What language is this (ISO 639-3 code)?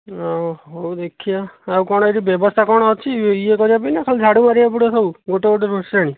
ori